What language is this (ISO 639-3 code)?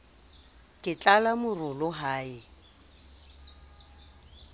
sot